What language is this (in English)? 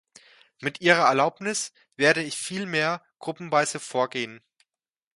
German